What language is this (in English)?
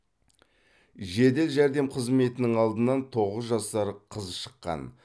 Kazakh